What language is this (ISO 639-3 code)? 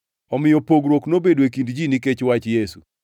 luo